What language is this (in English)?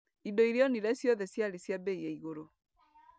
Kikuyu